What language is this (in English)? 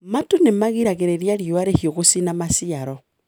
Kikuyu